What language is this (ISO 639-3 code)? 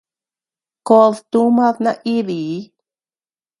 cux